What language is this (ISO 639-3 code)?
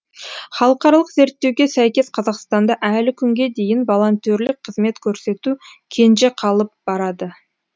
kaz